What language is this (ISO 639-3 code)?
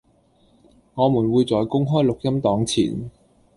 yue